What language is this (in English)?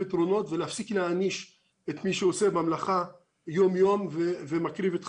Hebrew